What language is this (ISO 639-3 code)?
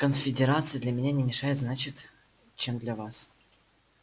rus